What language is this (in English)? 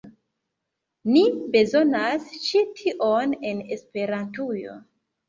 Esperanto